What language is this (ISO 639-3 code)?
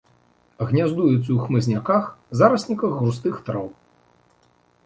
bel